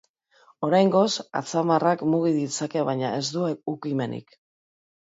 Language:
Basque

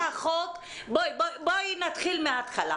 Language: Hebrew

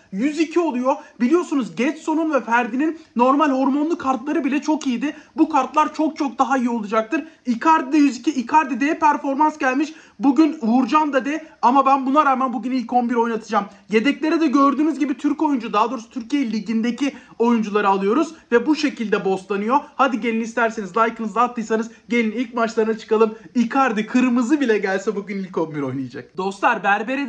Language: Turkish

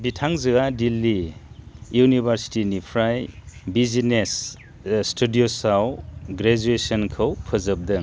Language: Bodo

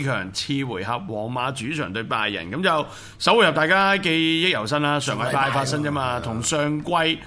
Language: Chinese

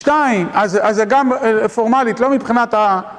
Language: Hebrew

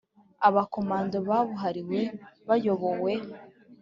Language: Kinyarwanda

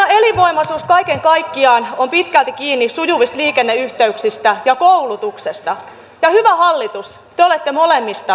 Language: Finnish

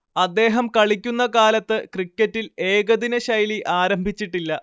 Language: Malayalam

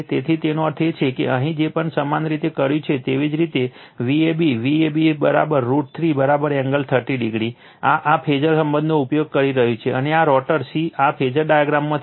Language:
Gujarati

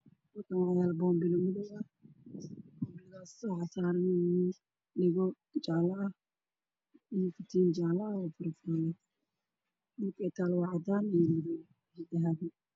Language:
Somali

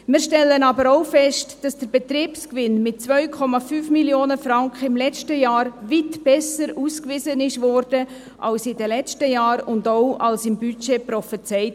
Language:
Swiss German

